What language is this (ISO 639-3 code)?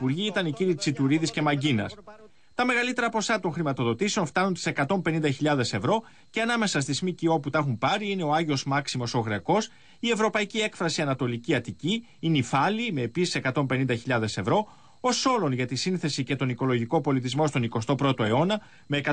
ell